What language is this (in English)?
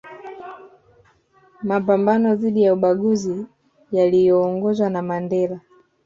Swahili